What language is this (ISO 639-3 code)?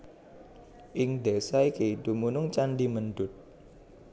jav